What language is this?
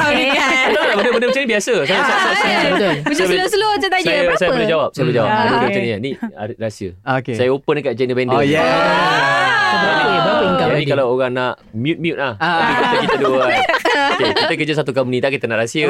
Malay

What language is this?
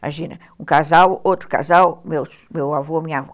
Portuguese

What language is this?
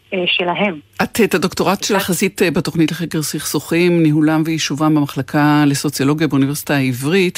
Hebrew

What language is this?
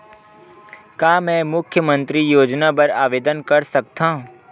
Chhattisgarhi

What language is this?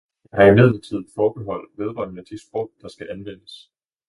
Danish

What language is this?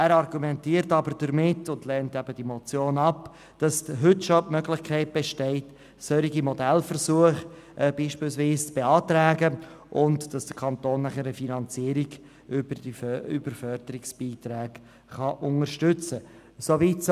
Swiss German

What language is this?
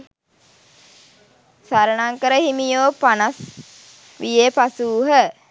Sinhala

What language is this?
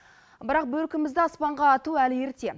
Kazakh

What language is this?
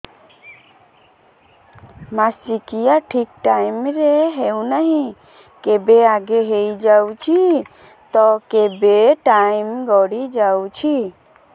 Odia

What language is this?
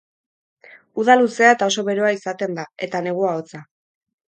Basque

